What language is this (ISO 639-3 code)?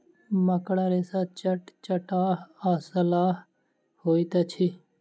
mai